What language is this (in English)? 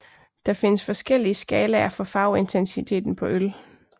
Danish